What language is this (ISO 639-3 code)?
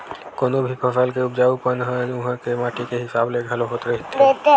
hne